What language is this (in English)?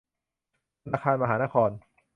Thai